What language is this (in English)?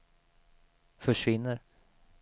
Swedish